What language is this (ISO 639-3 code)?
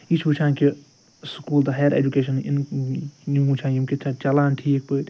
kas